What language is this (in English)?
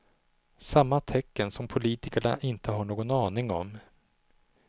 Swedish